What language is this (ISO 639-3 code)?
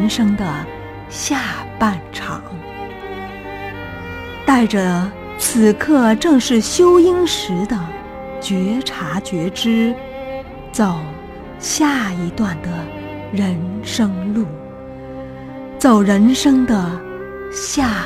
zho